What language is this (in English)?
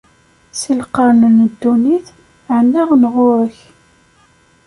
Kabyle